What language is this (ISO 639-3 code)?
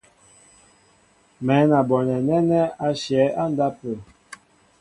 mbo